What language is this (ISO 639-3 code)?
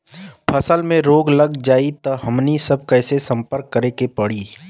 bho